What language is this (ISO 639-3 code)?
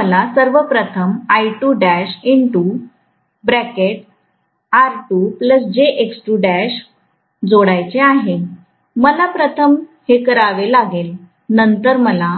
mar